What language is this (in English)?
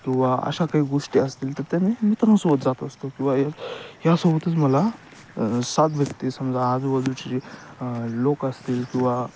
Marathi